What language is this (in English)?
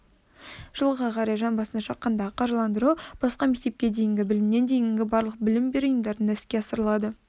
Kazakh